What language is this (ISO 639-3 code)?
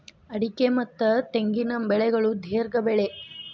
kan